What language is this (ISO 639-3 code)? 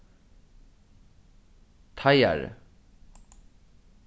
fao